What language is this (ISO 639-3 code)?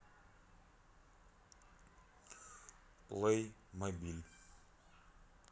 rus